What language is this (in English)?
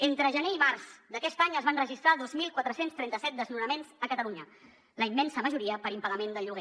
Catalan